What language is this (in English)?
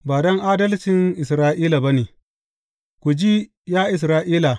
Hausa